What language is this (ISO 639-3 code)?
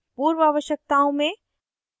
hin